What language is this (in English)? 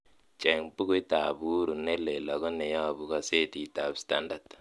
Kalenjin